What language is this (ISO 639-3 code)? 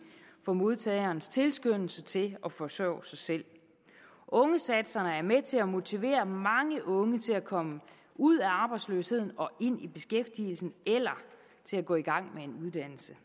dan